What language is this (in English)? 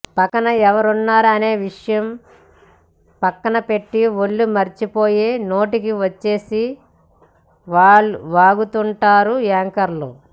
Telugu